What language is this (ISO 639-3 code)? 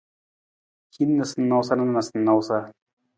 nmz